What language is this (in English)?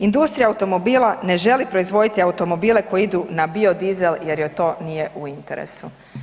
Croatian